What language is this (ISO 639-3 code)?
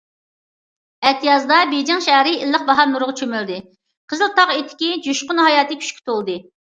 uig